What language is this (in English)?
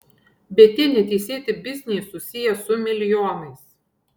Lithuanian